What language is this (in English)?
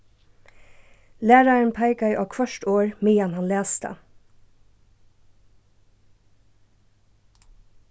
Faroese